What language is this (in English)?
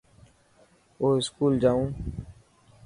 Dhatki